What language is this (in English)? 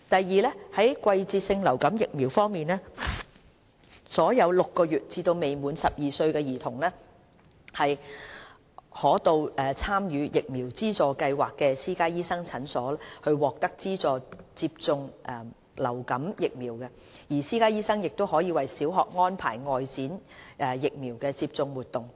Cantonese